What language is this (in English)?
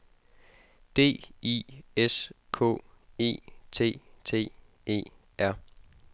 Danish